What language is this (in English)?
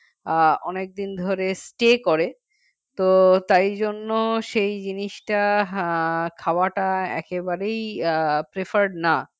Bangla